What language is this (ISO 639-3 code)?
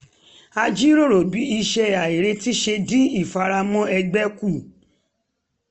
yor